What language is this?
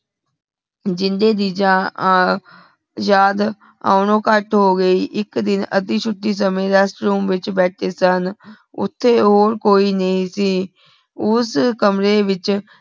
Punjabi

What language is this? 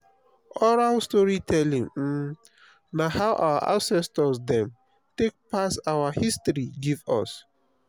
Nigerian Pidgin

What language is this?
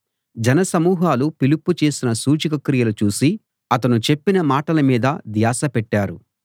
Telugu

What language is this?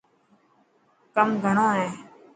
Dhatki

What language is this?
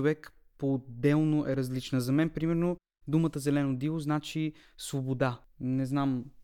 Bulgarian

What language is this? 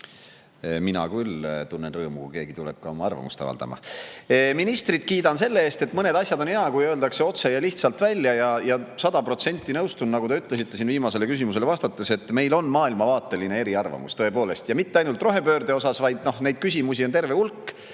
Estonian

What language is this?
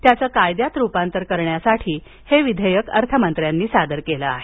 Marathi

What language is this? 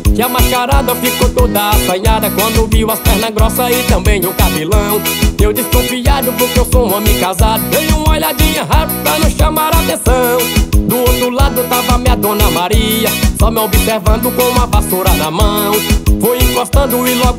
Portuguese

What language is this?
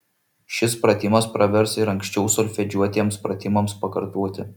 Lithuanian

